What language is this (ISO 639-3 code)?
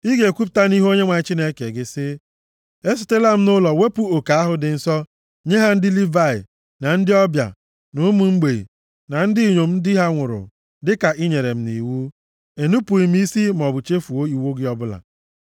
ibo